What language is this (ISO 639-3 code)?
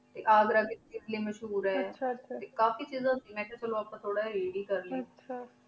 pan